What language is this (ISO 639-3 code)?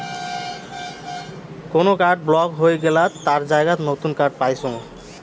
ben